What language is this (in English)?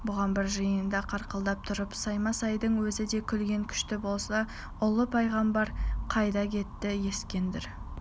Kazakh